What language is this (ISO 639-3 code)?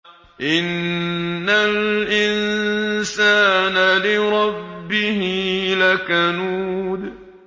ara